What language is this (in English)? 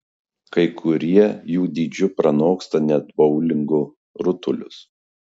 Lithuanian